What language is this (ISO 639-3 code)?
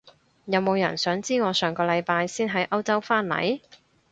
yue